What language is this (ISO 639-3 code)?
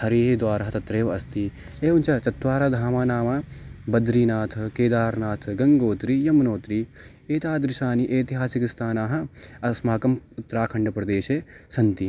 san